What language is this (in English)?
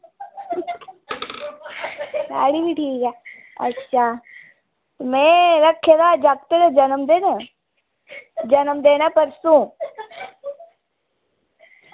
Dogri